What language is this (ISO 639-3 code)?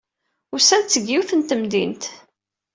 kab